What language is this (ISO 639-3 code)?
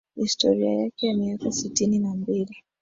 swa